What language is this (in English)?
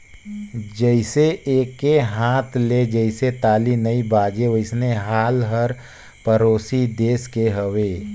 Chhattisgarhi